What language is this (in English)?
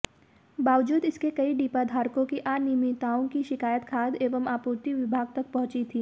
Hindi